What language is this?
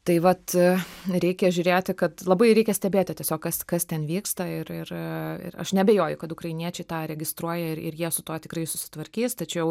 Lithuanian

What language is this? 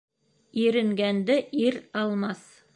Bashkir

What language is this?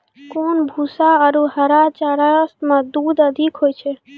Maithili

